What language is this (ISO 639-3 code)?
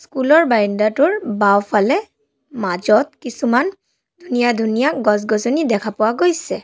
asm